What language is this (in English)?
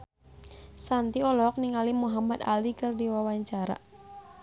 Sundanese